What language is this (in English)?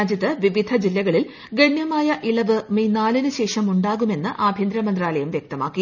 Malayalam